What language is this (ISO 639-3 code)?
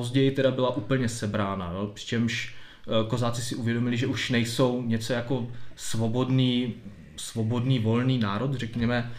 ces